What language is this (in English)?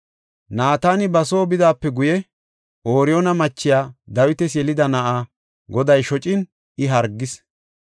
Gofa